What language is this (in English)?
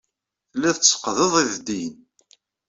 Kabyle